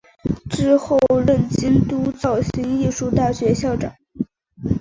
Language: Chinese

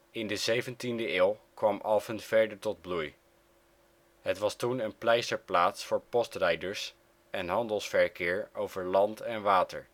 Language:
Dutch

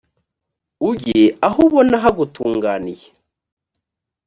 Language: Kinyarwanda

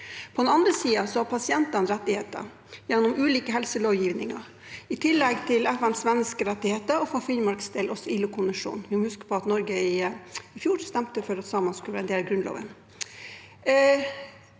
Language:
Norwegian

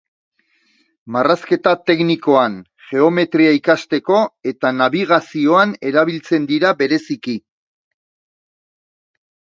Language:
Basque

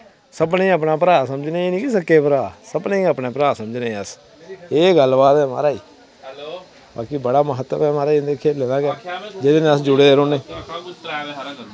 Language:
Dogri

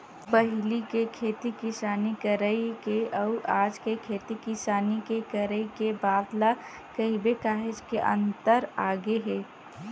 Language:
Chhattisgarhi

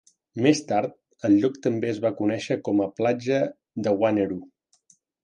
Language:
Catalan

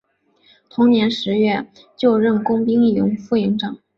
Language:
Chinese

